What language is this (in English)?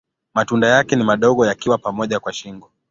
Swahili